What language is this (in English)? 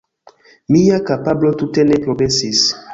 Esperanto